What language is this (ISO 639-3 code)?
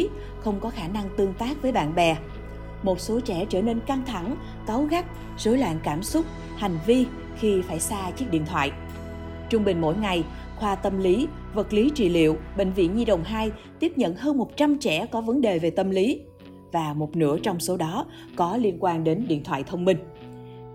vie